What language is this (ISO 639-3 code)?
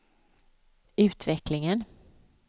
swe